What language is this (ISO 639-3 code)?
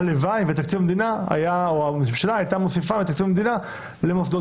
heb